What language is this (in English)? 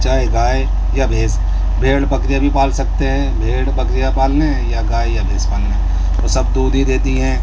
Urdu